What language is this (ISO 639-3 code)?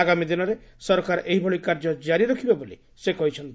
ori